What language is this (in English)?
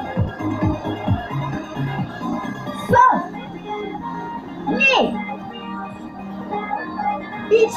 Japanese